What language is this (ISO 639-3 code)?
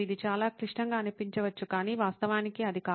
tel